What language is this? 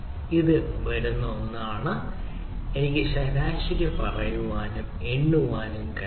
Malayalam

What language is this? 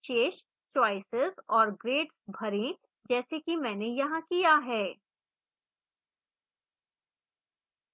Hindi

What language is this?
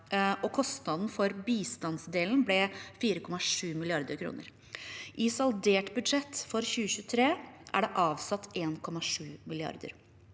Norwegian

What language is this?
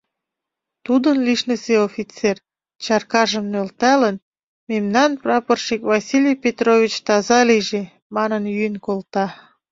Mari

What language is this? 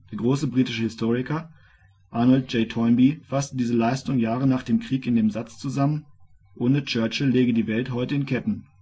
German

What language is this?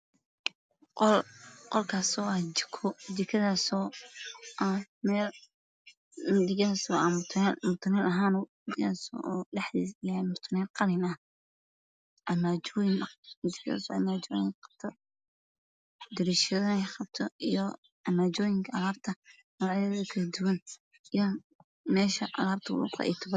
Somali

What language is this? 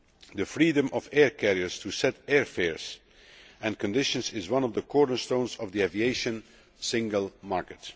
English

